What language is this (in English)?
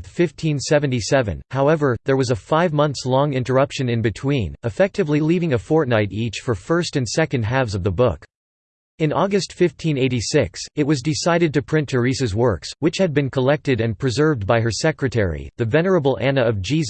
English